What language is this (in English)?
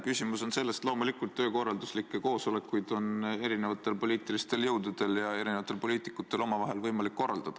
Estonian